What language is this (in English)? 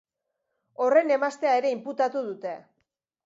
Basque